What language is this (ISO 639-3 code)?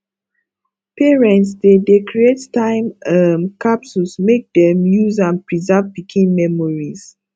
pcm